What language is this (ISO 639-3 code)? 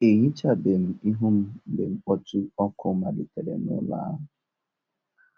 ibo